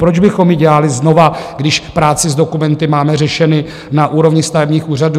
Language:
Czech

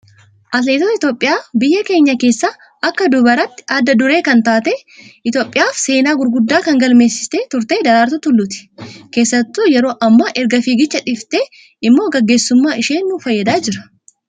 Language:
Oromo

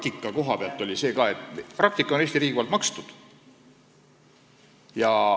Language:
Estonian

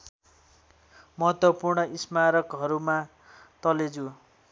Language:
Nepali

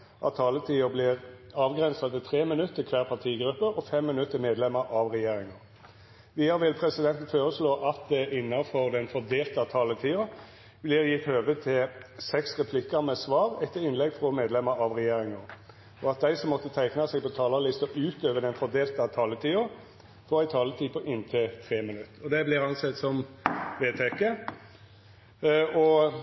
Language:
Norwegian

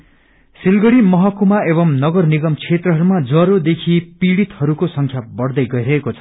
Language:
Nepali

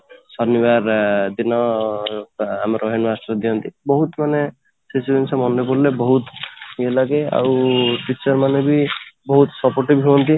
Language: Odia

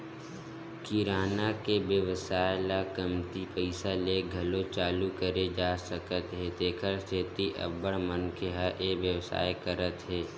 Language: Chhattisgarhi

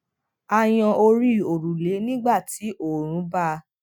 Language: Yoruba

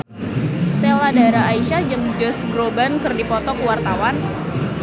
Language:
Sundanese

